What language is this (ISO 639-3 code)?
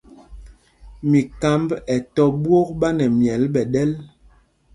mgg